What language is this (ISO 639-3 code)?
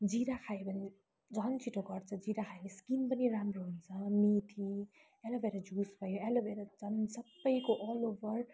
nep